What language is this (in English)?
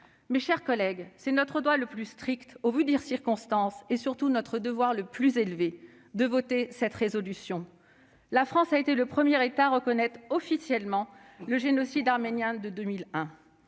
French